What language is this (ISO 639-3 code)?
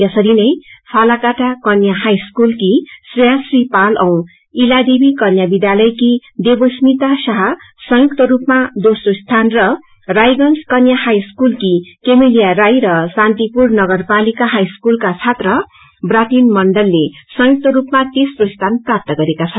nep